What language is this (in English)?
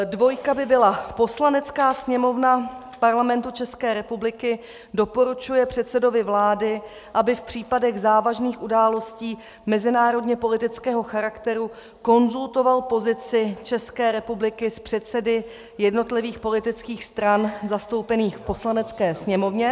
Czech